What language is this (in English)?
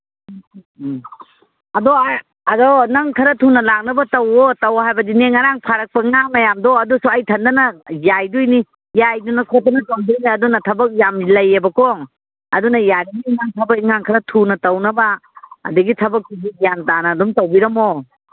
Manipuri